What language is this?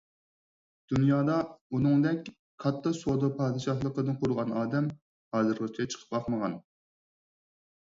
Uyghur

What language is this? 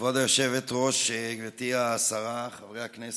Hebrew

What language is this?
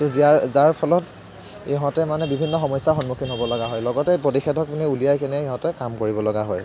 Assamese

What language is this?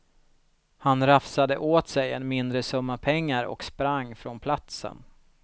Swedish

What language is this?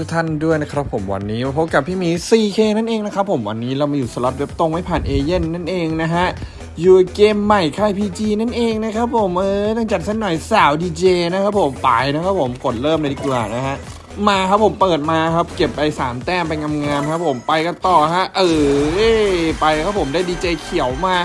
Thai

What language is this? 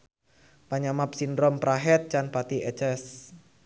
Sundanese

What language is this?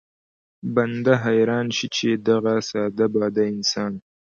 Pashto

